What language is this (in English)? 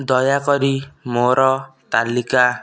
Odia